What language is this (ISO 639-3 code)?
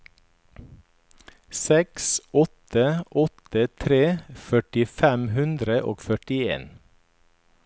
nor